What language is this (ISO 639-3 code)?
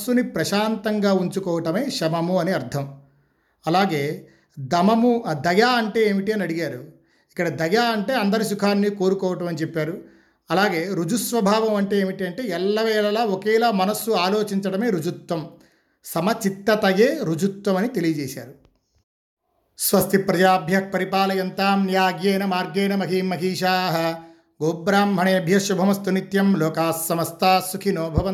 tel